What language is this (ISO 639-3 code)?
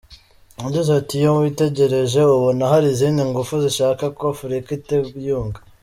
kin